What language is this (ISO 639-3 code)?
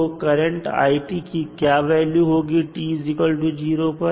hin